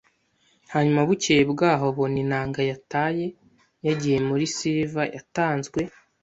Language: Kinyarwanda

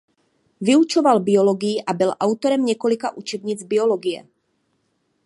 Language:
Czech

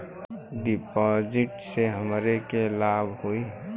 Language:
Bhojpuri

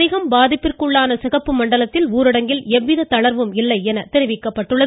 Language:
Tamil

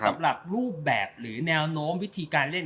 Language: Thai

